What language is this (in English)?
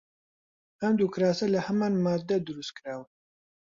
Central Kurdish